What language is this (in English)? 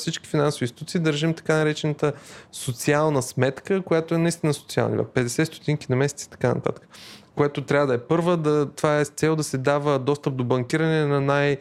Bulgarian